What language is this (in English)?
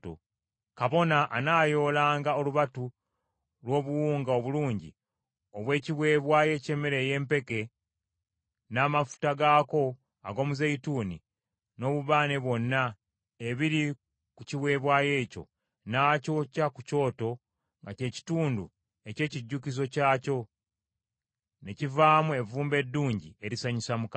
Ganda